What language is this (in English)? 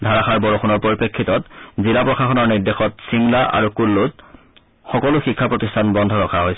Assamese